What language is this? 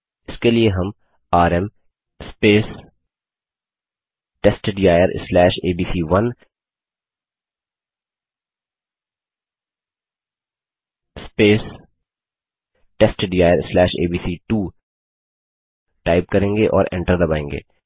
Hindi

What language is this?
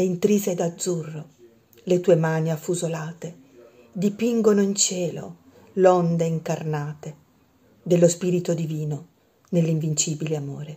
Italian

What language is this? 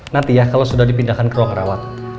Indonesian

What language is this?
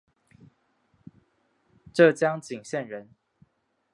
Chinese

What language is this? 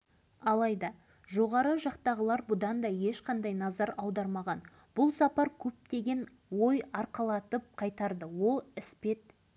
Kazakh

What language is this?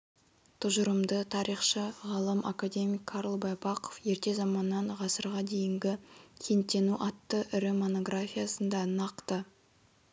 Kazakh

